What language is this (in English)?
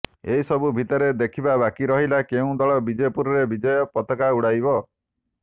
Odia